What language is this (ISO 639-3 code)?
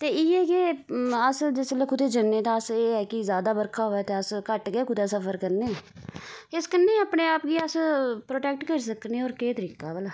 doi